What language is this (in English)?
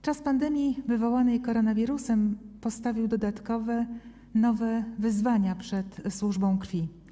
Polish